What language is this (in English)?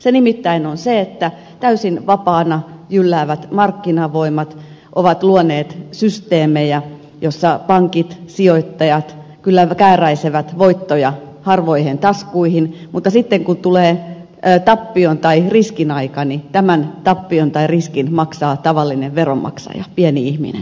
Finnish